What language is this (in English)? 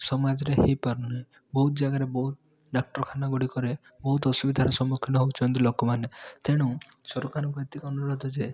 Odia